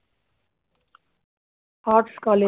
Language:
Tamil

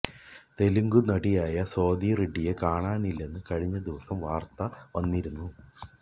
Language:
Malayalam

